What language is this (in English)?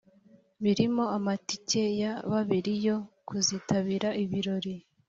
Kinyarwanda